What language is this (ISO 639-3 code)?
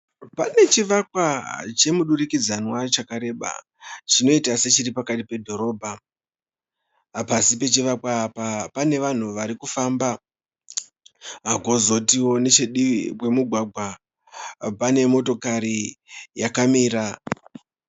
sna